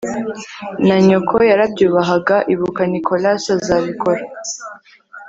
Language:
Kinyarwanda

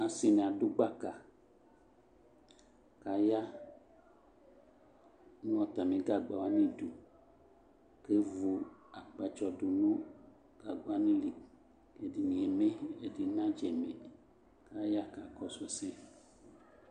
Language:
Ikposo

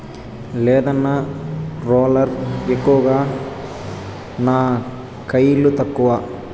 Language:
Telugu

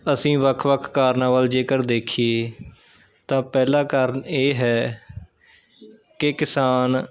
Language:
Punjabi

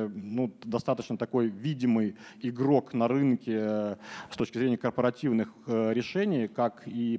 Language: Russian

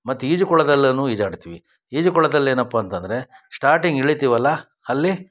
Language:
Kannada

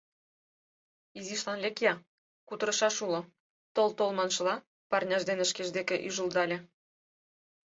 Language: Mari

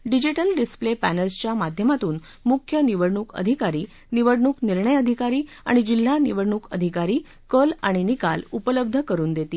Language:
Marathi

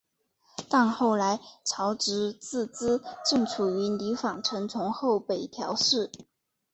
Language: Chinese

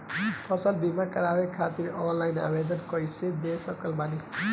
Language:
Bhojpuri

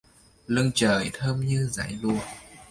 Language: Vietnamese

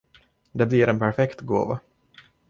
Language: Swedish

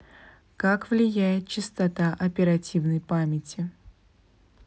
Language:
Russian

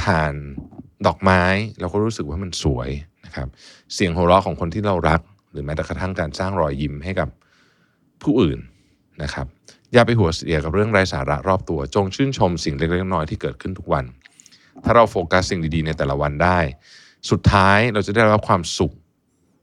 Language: Thai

